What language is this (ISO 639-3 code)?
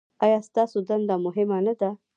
pus